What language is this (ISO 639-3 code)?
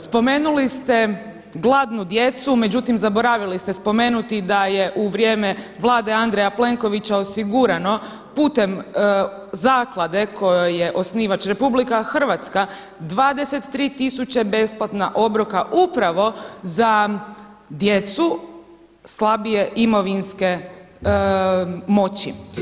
hrv